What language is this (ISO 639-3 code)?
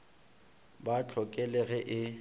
nso